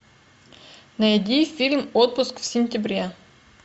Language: Russian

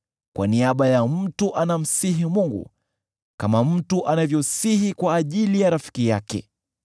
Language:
Swahili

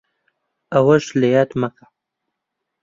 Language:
Central Kurdish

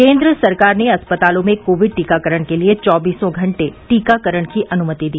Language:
Hindi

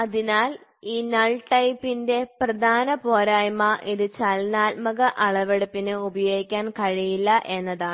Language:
Malayalam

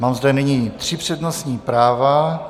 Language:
Czech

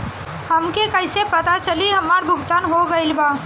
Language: Bhojpuri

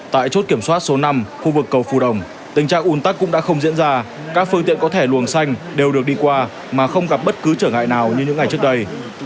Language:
Vietnamese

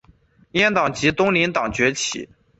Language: Chinese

